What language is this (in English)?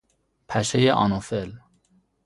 Persian